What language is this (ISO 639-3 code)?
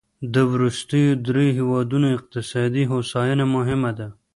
pus